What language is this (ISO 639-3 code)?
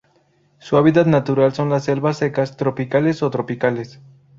spa